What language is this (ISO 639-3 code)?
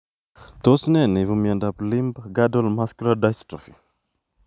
kln